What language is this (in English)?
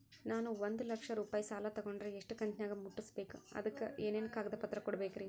Kannada